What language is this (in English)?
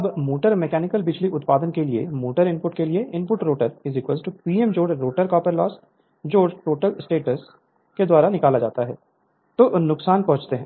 Hindi